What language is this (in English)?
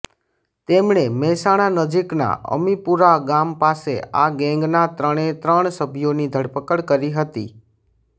Gujarati